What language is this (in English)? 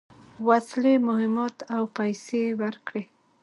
Pashto